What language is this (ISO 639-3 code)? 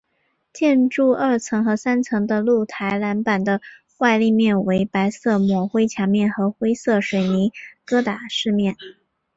zho